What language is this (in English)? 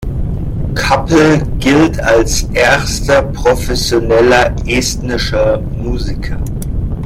German